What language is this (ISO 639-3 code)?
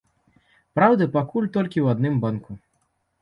bel